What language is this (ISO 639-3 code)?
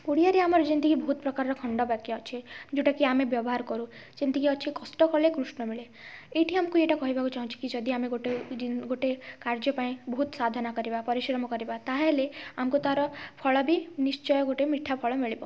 ori